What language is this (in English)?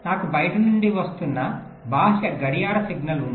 Telugu